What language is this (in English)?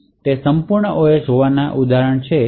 Gujarati